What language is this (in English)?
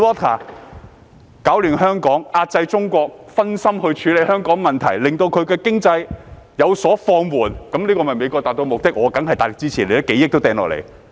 Cantonese